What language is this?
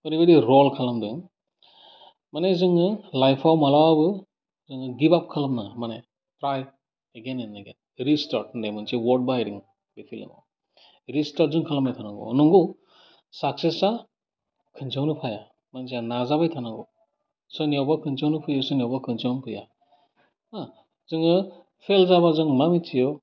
Bodo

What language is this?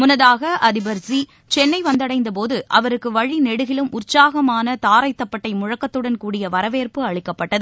Tamil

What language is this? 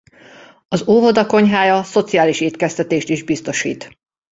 Hungarian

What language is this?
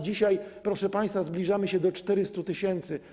Polish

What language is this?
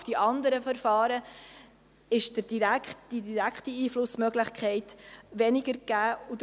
Swiss German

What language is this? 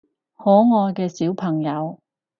Cantonese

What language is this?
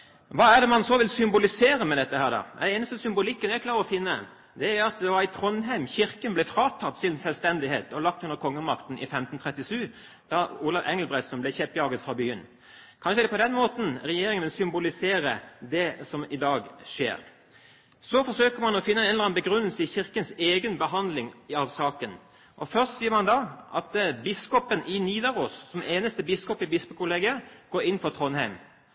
Norwegian Bokmål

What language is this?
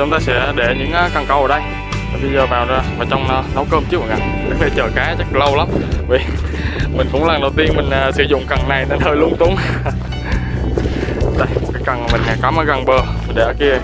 Vietnamese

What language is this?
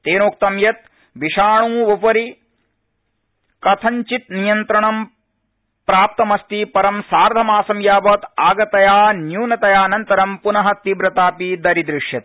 Sanskrit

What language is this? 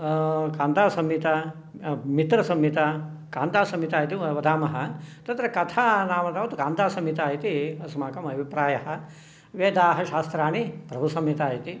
Sanskrit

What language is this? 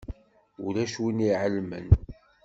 Kabyle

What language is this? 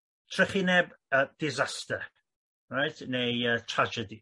Welsh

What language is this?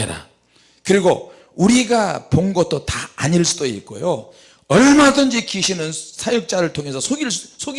Korean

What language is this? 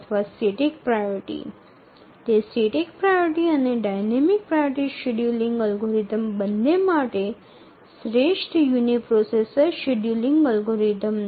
Bangla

